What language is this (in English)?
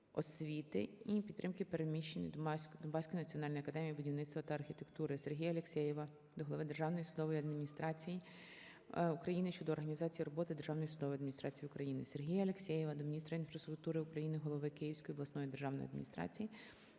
Ukrainian